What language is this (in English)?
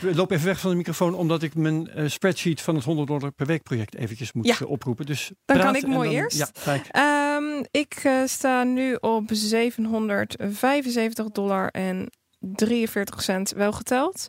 Dutch